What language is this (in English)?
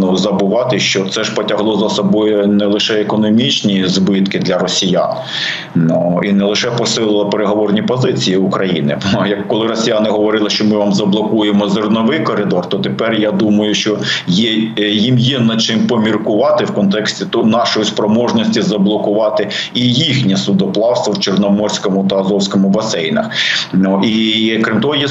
Ukrainian